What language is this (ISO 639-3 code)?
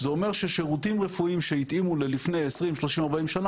heb